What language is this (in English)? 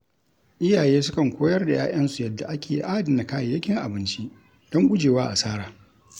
Hausa